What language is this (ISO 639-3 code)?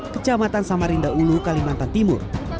ind